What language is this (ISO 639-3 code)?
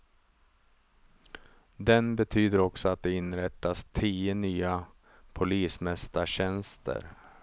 swe